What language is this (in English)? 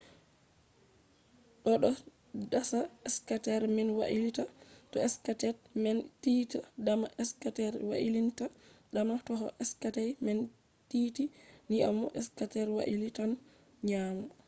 Fula